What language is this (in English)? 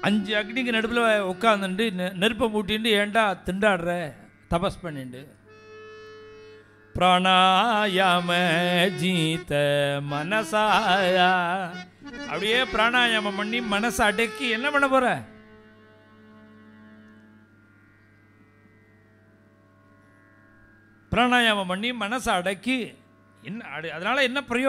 Arabic